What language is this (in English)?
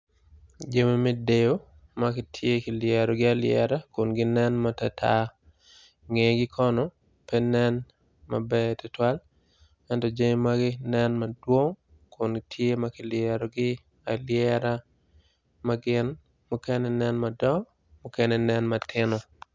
Acoli